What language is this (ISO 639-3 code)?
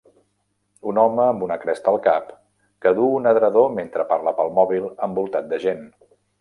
cat